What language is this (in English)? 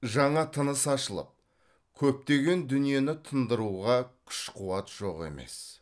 Kazakh